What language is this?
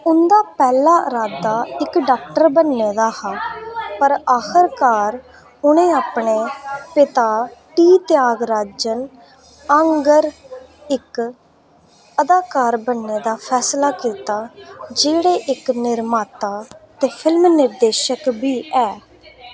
Dogri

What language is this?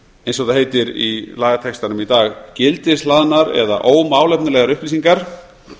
Icelandic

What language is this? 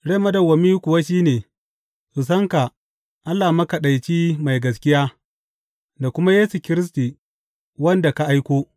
Hausa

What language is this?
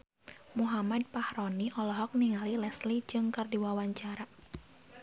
Sundanese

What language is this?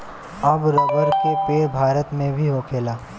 Bhojpuri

